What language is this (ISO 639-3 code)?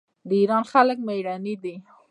pus